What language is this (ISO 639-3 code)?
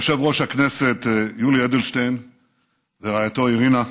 heb